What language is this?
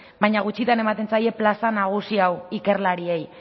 Basque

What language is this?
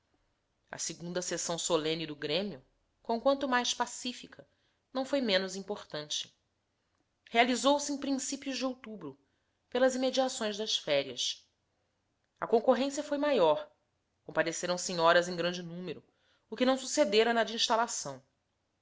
Portuguese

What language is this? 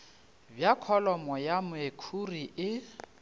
Northern Sotho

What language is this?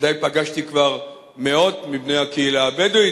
Hebrew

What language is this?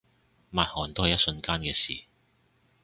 Cantonese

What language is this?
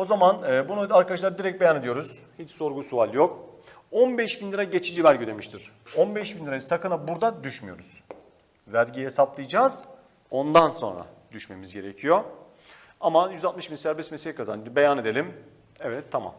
Turkish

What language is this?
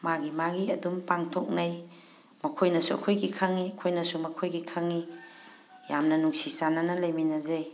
Manipuri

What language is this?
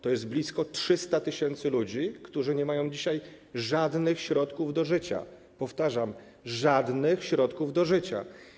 Polish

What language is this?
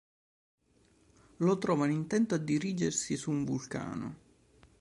Italian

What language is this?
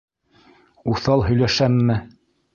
Bashkir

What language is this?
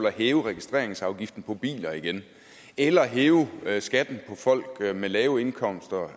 Danish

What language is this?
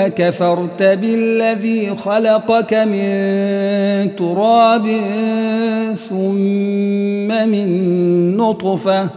Arabic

